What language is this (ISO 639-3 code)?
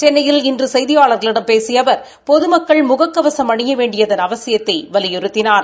tam